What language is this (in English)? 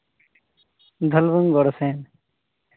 Santali